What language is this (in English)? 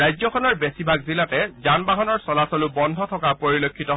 Assamese